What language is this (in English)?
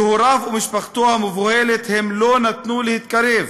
Hebrew